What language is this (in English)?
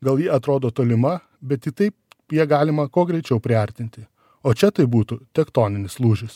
Lithuanian